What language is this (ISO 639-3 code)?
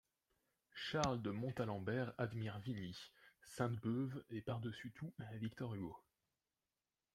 fra